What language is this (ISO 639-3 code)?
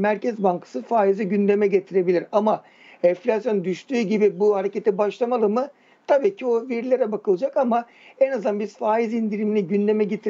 tur